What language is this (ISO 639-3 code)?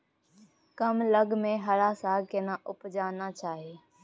mai